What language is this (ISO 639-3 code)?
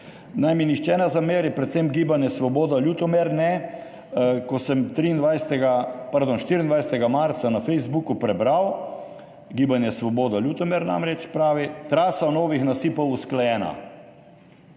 slv